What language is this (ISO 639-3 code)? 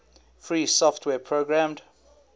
eng